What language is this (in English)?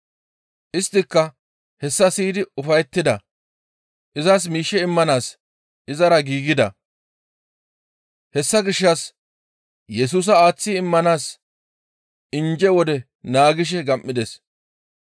Gamo